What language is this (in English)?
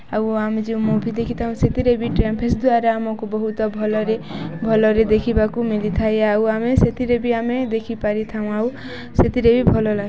Odia